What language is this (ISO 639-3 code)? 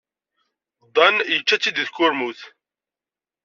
kab